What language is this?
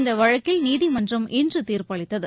Tamil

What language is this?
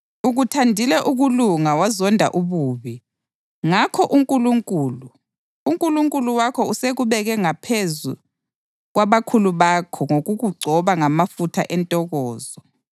North Ndebele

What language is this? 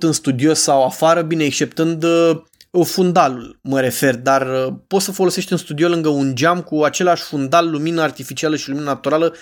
Romanian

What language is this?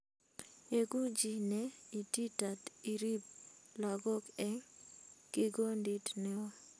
Kalenjin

